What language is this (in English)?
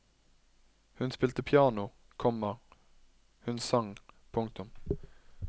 Norwegian